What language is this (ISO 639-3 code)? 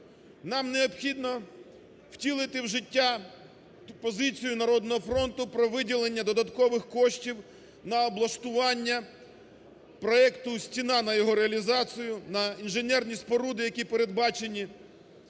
ukr